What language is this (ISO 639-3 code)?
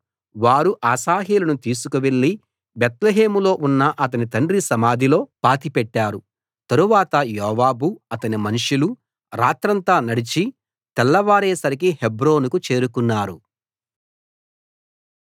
tel